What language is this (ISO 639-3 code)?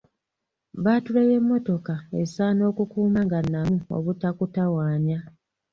lug